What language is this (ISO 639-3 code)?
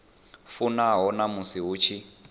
ven